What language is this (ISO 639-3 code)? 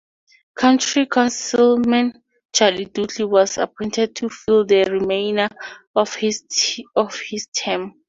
eng